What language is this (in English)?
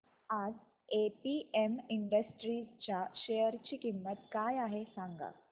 Marathi